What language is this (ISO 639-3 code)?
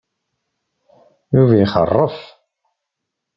kab